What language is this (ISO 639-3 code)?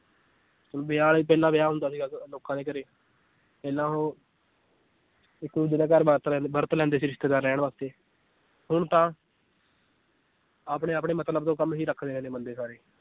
pan